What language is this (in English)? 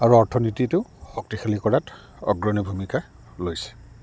Assamese